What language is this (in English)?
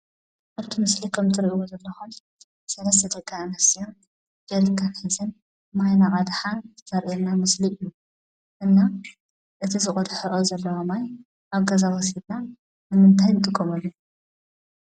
Tigrinya